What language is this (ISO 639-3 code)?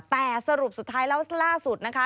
tha